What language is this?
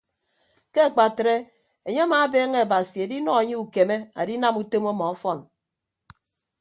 Ibibio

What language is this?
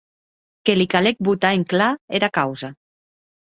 Occitan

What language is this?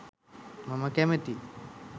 Sinhala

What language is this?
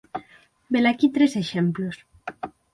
Galician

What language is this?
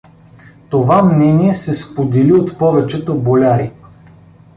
Bulgarian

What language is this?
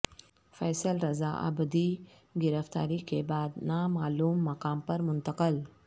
Urdu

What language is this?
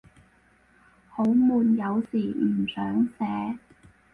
Cantonese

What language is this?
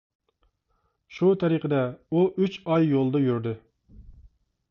Uyghur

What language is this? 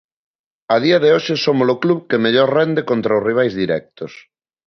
Galician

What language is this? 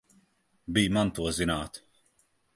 Latvian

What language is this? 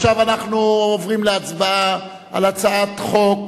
Hebrew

